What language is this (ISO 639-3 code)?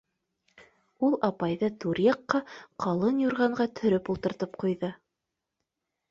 bak